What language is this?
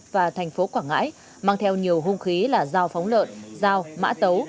Vietnamese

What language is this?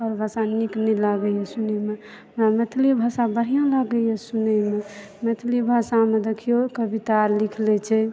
Maithili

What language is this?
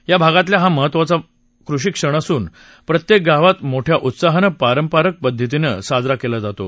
Marathi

